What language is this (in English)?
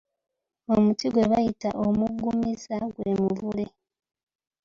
Ganda